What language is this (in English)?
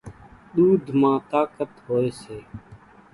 Kachi Koli